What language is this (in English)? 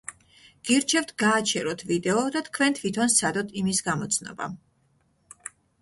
Georgian